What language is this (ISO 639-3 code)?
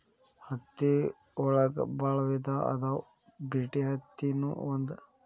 kan